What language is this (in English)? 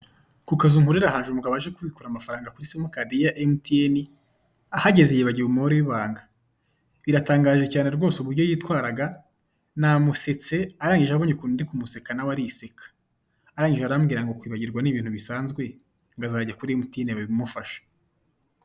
Kinyarwanda